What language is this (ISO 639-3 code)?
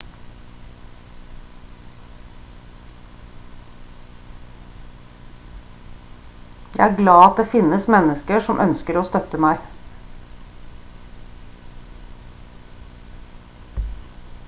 nob